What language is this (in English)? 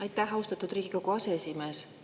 Estonian